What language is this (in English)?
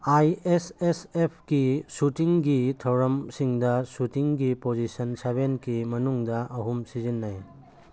Manipuri